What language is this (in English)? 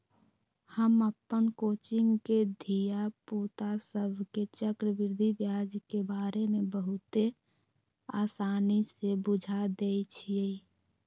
Magahi